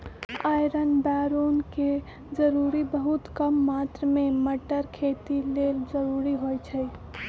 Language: Magahi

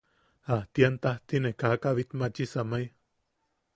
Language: Yaqui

